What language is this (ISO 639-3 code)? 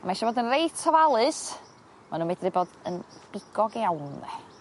cym